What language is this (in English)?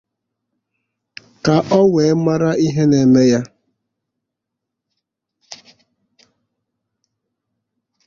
Igbo